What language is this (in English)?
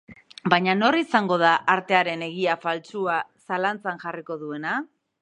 Basque